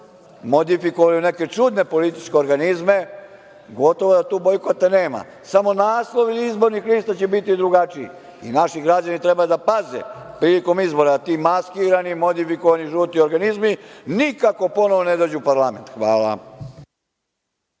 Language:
Serbian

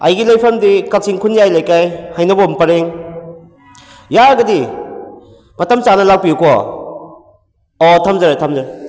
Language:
Manipuri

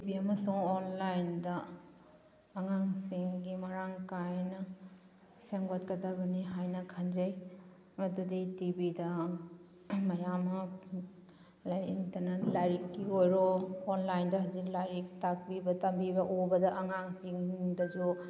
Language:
Manipuri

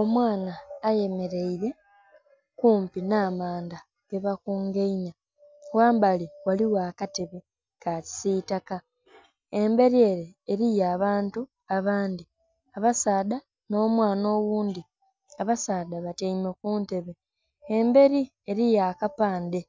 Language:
Soga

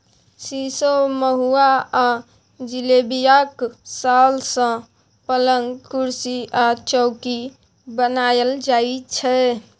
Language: Maithili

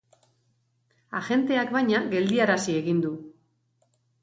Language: Basque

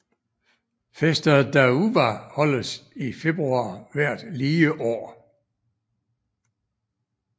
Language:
Danish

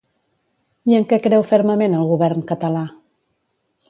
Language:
Catalan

